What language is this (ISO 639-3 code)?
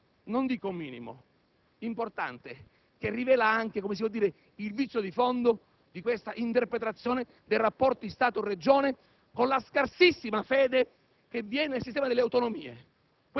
ita